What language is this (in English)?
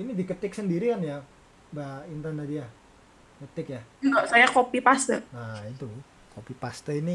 Indonesian